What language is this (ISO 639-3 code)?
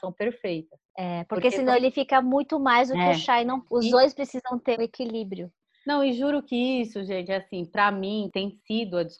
por